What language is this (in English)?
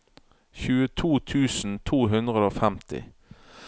Norwegian